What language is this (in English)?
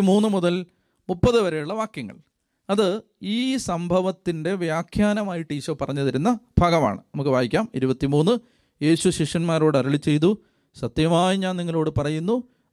Malayalam